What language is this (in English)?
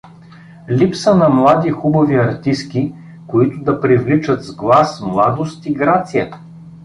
Bulgarian